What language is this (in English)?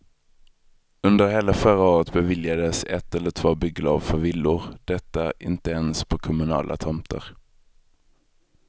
Swedish